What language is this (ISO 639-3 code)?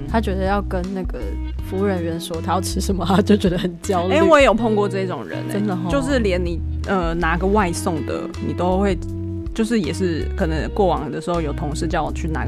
zho